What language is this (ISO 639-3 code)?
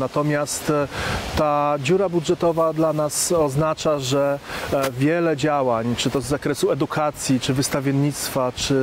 pol